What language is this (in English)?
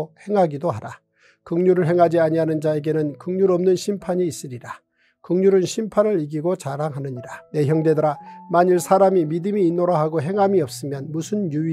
Korean